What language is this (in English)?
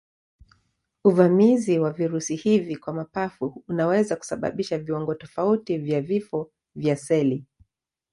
Swahili